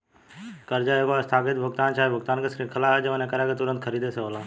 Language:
Bhojpuri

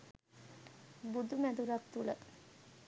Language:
Sinhala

